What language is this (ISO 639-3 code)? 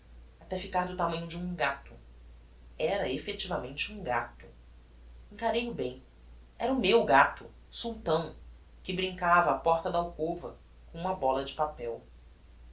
por